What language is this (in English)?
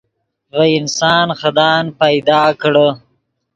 Yidgha